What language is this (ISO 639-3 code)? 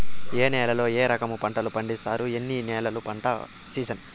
tel